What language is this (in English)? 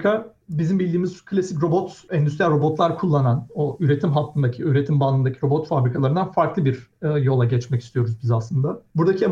Turkish